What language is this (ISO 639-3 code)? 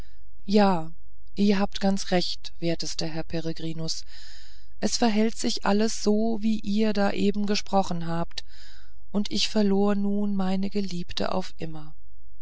deu